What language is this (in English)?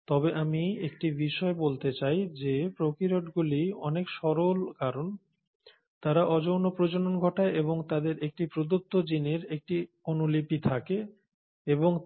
Bangla